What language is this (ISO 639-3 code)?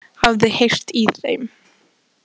isl